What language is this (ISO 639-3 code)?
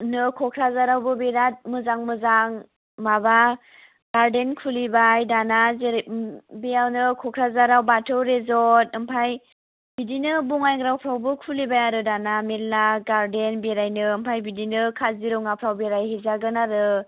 brx